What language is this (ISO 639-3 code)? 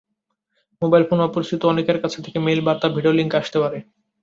ben